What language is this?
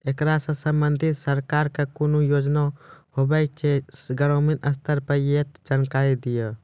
Maithili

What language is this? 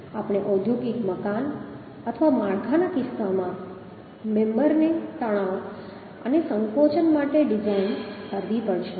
Gujarati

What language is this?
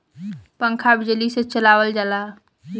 Bhojpuri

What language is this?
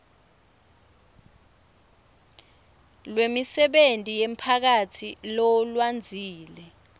Swati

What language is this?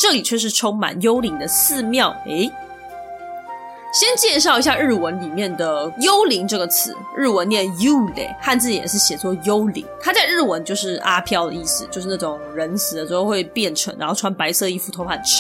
Chinese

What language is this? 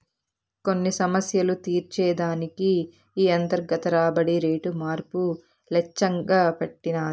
Telugu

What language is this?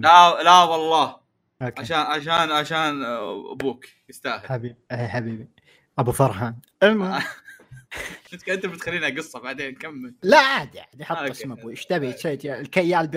Arabic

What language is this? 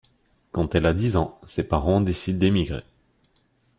French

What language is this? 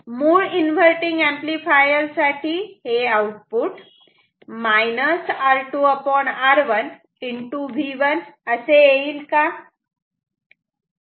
Marathi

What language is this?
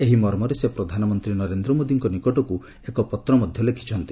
Odia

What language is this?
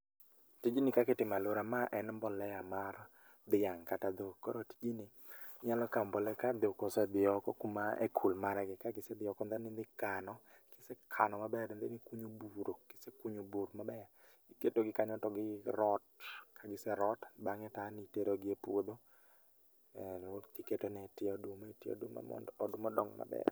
Luo (Kenya and Tanzania)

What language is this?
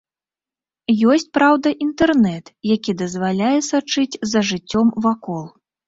Belarusian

